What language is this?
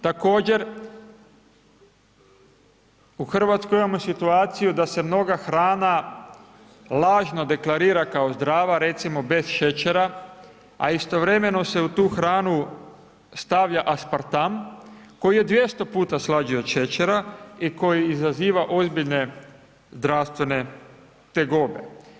Croatian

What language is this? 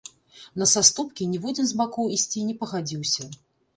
Belarusian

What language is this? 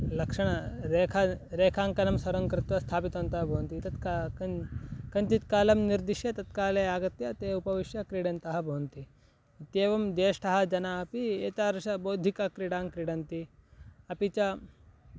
Sanskrit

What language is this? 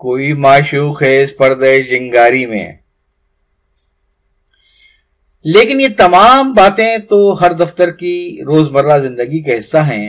Urdu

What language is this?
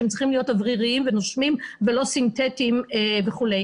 Hebrew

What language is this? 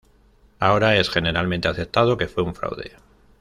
Spanish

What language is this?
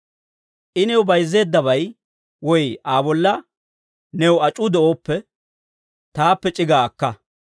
Dawro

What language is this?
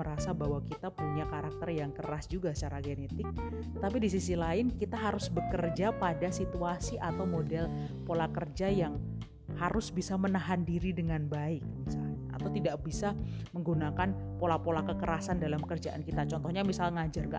Indonesian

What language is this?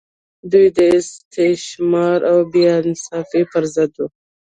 Pashto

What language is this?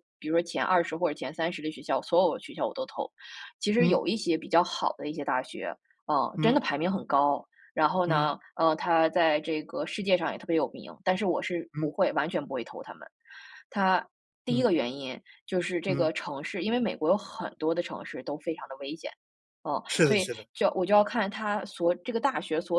Chinese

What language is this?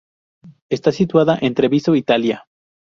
Spanish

